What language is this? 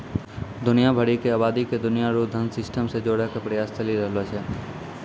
Maithili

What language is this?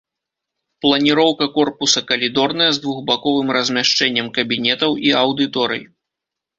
Belarusian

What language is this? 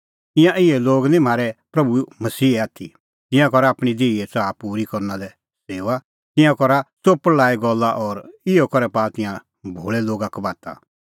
Kullu Pahari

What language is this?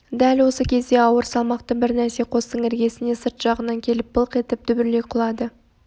Kazakh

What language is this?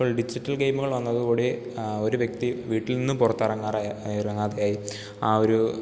Malayalam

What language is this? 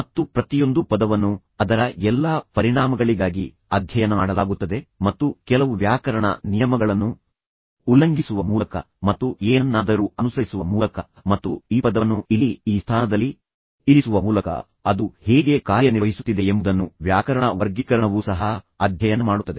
Kannada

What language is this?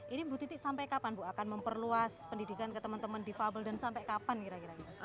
Indonesian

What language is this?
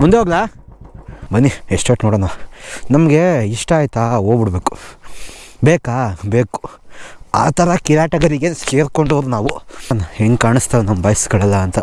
Kannada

